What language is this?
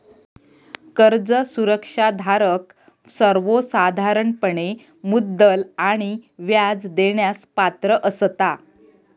Marathi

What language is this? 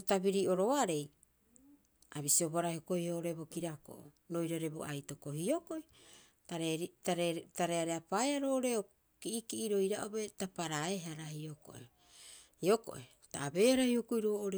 Rapoisi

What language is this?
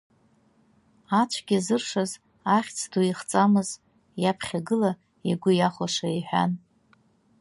Abkhazian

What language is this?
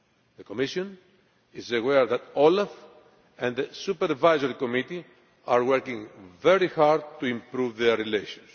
English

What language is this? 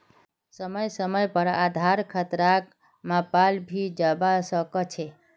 Magahi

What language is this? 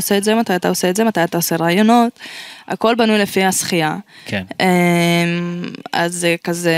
Hebrew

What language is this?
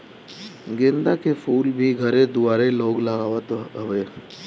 Bhojpuri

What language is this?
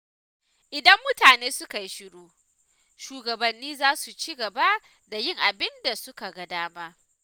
Hausa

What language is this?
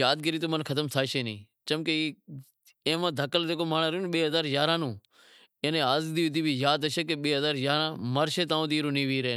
Wadiyara Koli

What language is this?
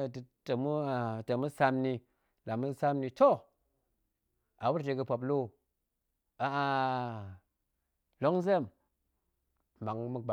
Goemai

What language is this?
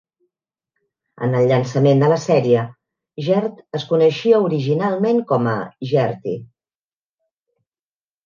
Catalan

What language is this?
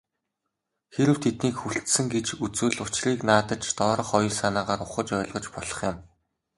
Mongolian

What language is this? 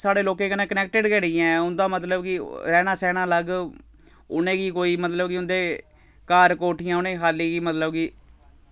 Dogri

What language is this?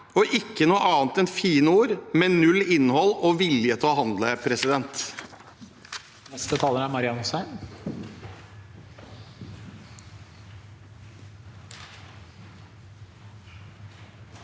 Norwegian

